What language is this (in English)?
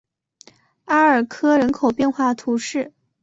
Chinese